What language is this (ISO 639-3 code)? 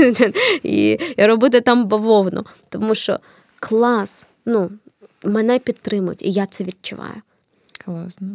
ukr